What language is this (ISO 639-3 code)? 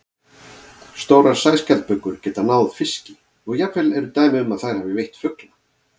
isl